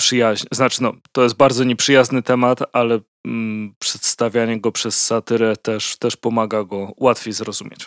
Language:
Polish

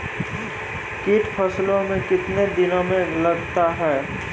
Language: Maithili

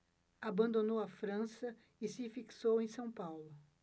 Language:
Portuguese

